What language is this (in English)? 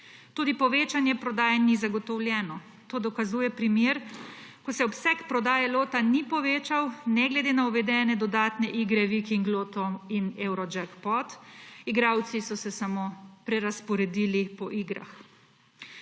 Slovenian